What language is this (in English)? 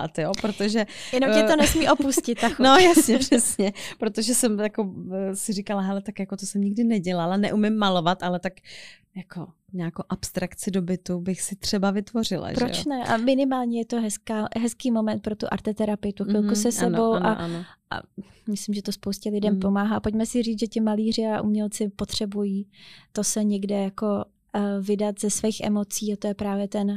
Czech